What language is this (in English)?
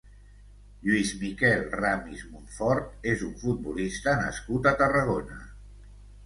Catalan